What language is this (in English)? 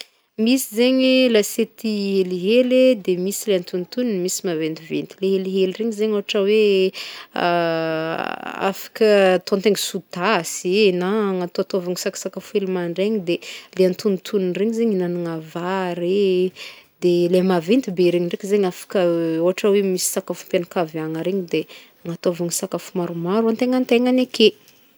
Northern Betsimisaraka Malagasy